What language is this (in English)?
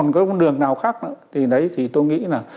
Vietnamese